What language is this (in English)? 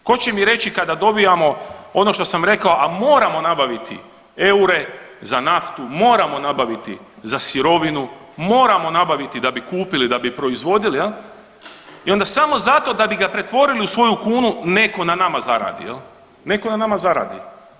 Croatian